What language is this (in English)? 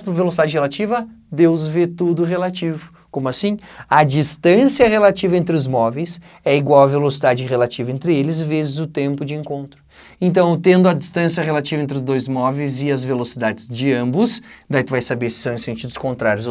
Portuguese